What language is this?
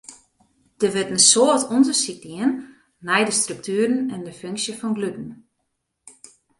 Western Frisian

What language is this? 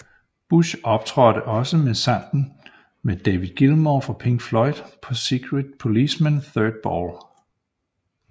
Danish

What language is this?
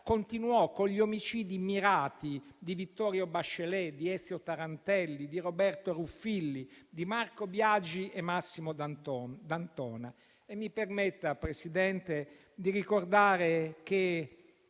Italian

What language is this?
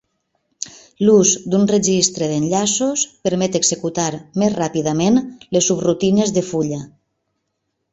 Catalan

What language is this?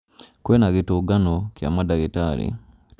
Kikuyu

